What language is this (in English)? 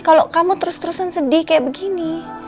Indonesian